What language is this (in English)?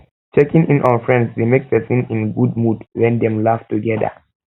Nigerian Pidgin